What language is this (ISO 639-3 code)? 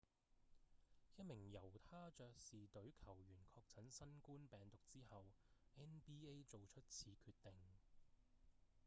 yue